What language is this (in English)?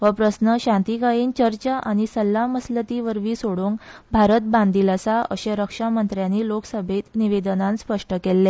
Konkani